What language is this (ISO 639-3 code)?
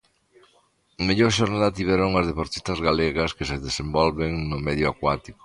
glg